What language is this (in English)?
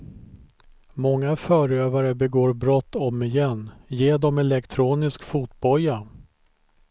Swedish